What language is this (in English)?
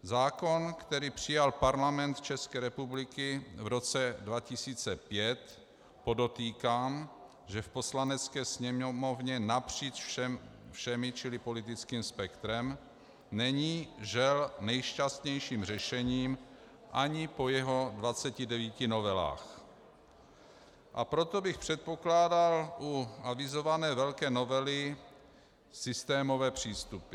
Czech